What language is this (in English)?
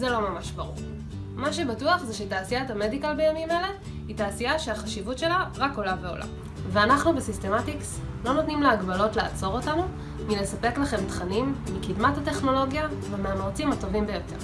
Hebrew